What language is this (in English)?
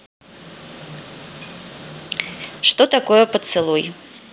Russian